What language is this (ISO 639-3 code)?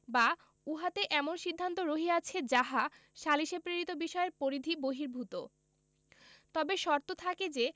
ben